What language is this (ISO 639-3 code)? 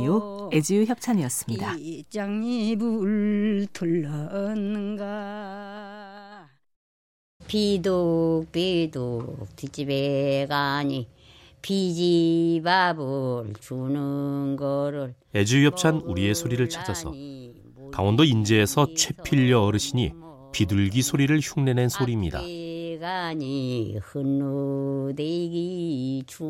kor